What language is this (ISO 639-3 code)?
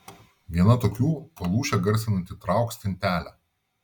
lit